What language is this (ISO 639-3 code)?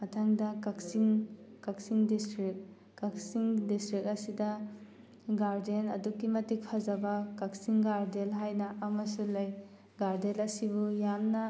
mni